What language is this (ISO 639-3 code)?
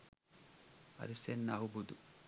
sin